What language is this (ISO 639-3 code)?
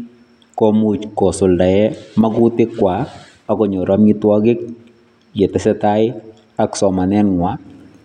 kln